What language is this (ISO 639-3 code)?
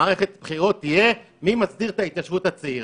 heb